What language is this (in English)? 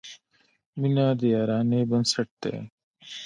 Pashto